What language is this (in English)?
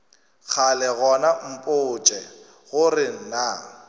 Northern Sotho